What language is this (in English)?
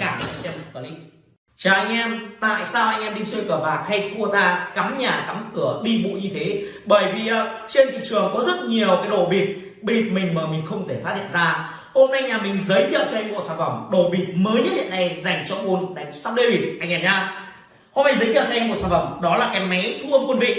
Vietnamese